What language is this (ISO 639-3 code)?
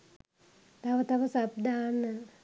sin